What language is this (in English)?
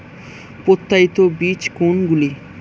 Bangla